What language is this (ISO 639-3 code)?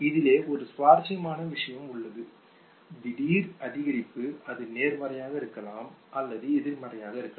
tam